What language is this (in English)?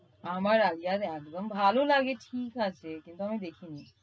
Bangla